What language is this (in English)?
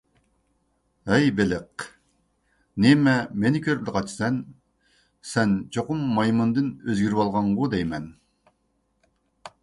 Uyghur